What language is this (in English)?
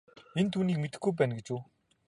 Mongolian